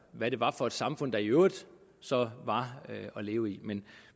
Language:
Danish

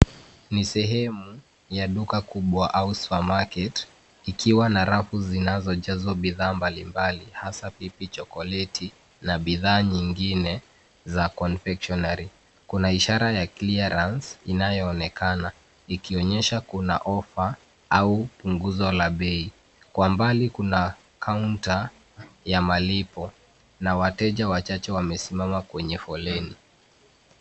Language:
Swahili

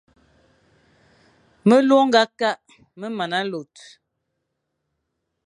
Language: Fang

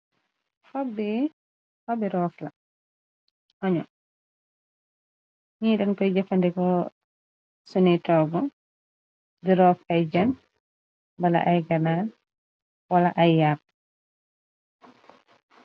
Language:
Wolof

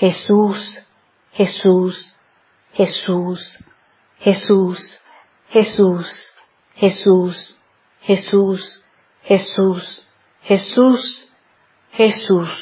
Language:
Spanish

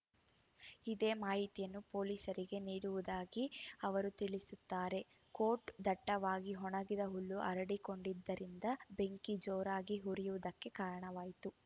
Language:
Kannada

